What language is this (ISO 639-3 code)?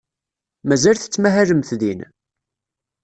kab